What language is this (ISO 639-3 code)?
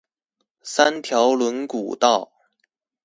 zho